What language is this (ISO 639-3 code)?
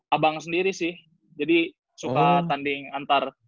ind